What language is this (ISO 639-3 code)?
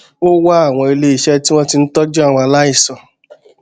yor